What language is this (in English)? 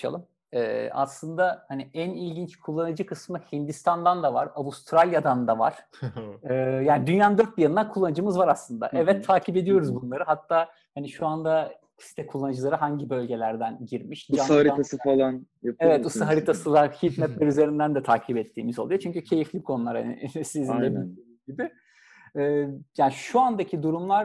Turkish